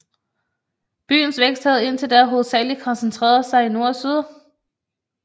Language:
Danish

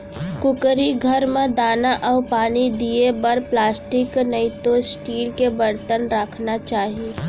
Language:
Chhattisgarhi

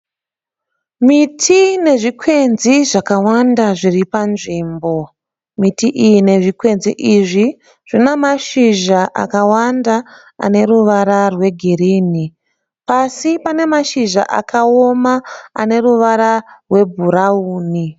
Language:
Shona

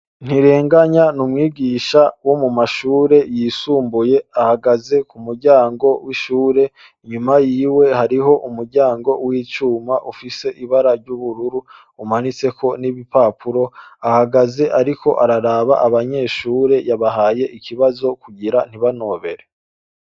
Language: Rundi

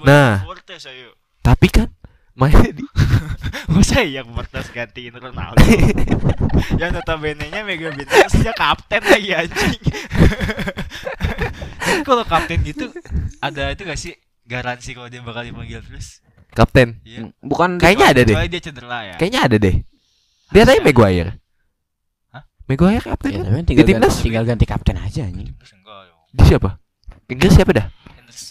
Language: Indonesian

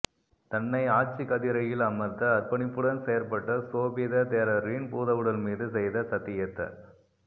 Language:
Tamil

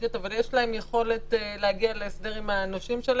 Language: Hebrew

